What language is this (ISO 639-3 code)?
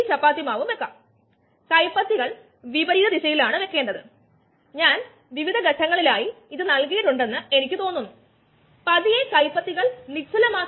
mal